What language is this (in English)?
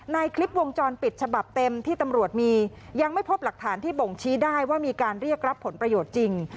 Thai